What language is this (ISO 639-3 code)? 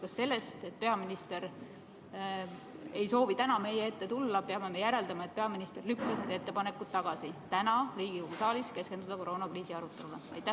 est